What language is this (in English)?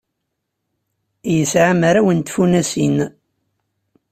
Kabyle